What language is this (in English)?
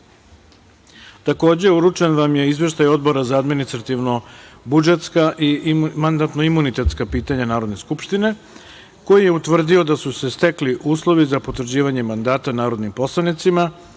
Serbian